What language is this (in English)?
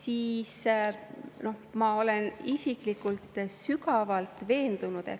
Estonian